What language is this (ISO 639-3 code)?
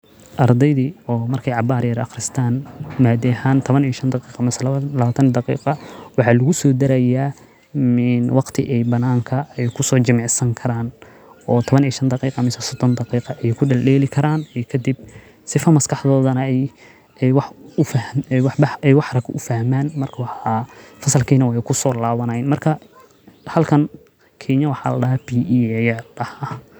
som